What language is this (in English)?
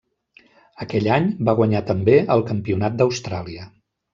Catalan